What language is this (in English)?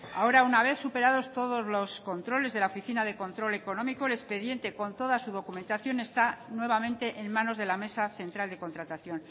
Spanish